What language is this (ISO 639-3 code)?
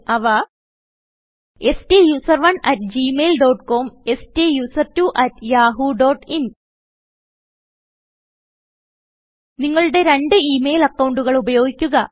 mal